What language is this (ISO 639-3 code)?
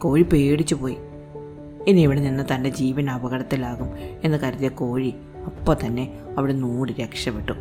mal